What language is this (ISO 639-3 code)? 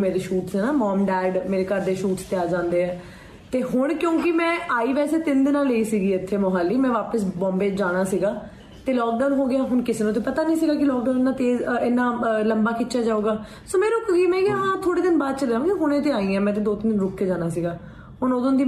pan